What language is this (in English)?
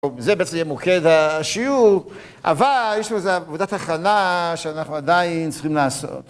Hebrew